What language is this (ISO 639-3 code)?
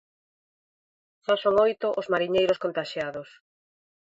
glg